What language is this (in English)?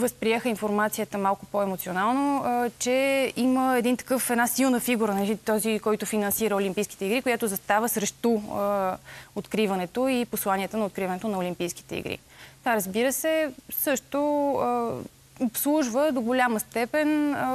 Bulgarian